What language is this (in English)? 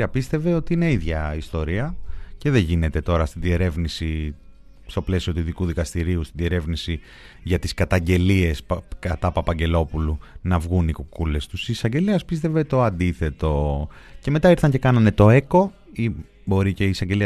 Greek